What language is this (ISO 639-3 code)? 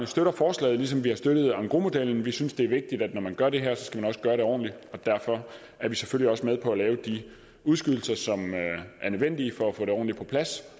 dan